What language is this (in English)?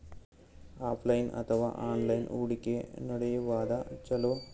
Kannada